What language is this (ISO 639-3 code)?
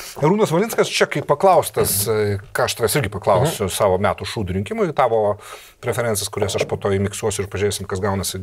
lit